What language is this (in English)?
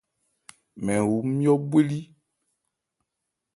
Ebrié